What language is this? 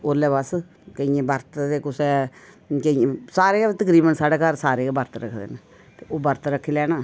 Dogri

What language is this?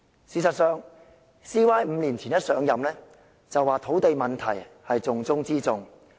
Cantonese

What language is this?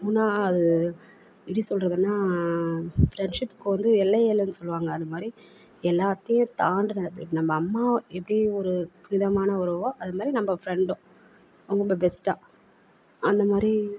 Tamil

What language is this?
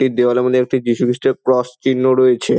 Bangla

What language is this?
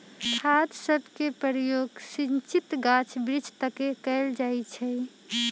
Magahi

